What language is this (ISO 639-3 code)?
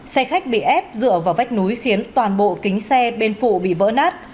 vie